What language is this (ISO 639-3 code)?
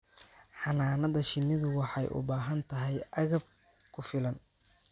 som